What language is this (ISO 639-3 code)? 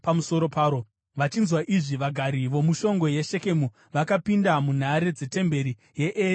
sna